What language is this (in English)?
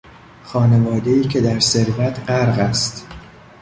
Persian